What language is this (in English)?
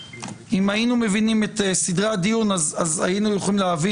Hebrew